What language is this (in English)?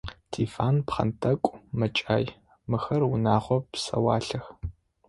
Adyghe